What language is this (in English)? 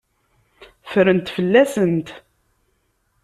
Kabyle